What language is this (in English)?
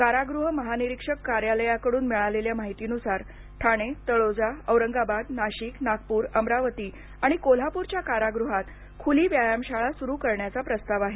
Marathi